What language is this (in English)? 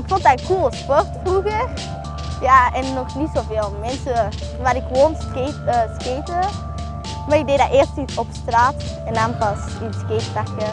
Dutch